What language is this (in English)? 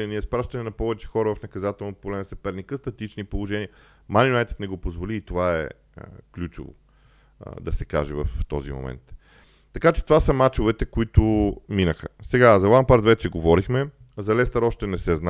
Bulgarian